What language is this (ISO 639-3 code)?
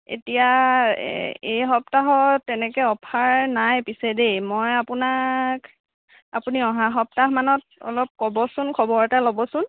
asm